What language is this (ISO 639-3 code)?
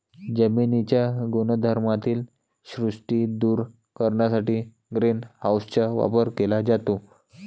mar